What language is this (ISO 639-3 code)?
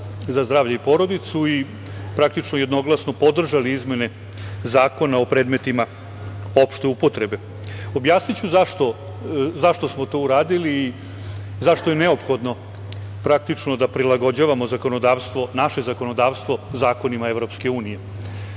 srp